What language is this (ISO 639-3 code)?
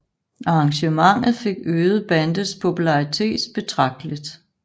dan